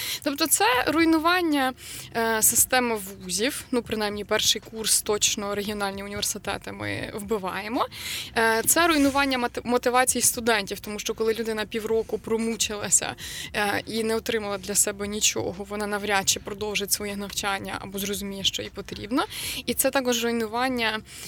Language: Ukrainian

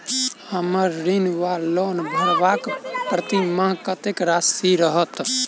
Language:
Maithili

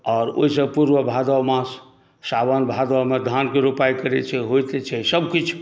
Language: Maithili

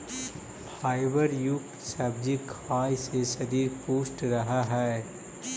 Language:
Magahi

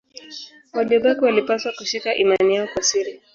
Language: Swahili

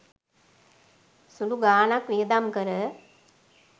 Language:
Sinhala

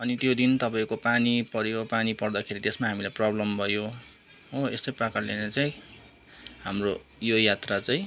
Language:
Nepali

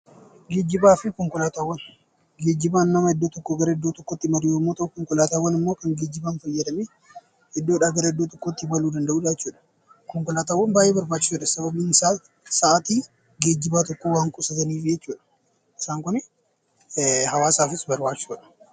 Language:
Oromo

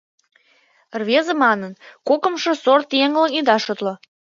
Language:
Mari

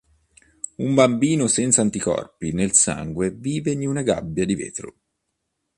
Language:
Italian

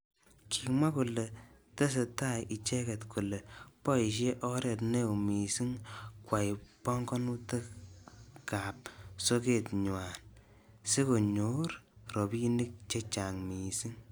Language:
Kalenjin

